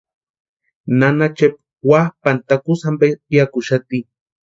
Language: Western Highland Purepecha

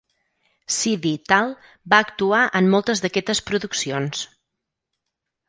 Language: Catalan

